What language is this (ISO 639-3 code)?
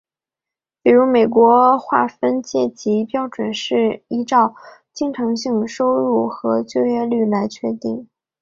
zho